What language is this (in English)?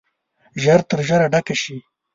Pashto